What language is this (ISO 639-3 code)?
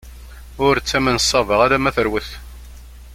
kab